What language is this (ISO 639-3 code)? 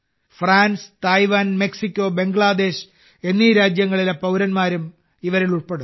mal